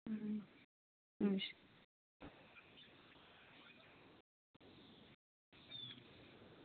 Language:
Dogri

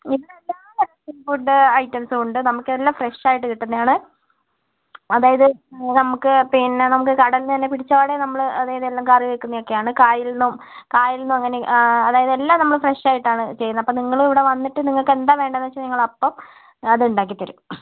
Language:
Malayalam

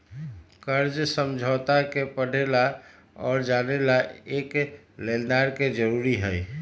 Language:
Magahi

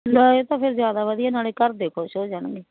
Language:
Punjabi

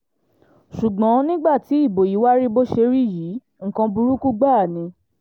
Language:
Yoruba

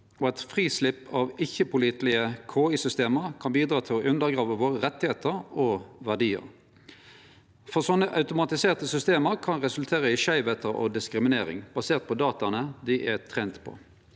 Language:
Norwegian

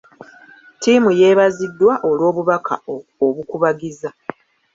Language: Ganda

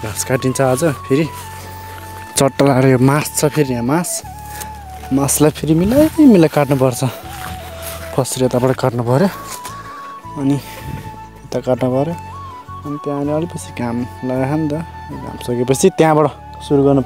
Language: Arabic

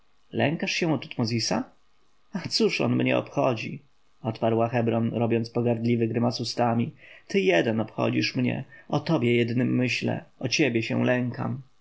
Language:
Polish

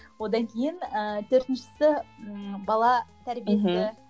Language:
Kazakh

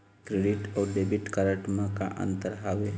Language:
Chhattisgarhi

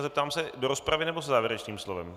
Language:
Czech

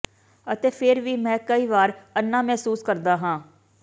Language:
Punjabi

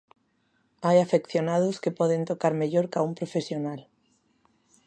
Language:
Galician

